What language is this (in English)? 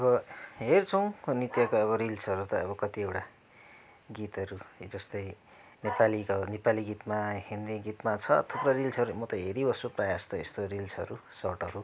Nepali